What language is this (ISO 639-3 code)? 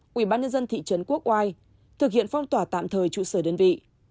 vie